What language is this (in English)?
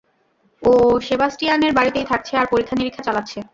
Bangla